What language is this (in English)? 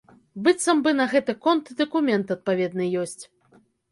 Belarusian